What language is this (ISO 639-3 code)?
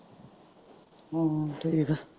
pan